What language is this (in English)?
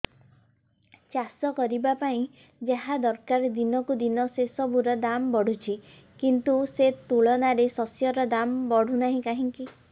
Odia